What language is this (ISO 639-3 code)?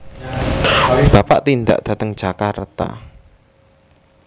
jav